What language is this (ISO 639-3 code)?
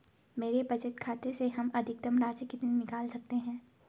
hin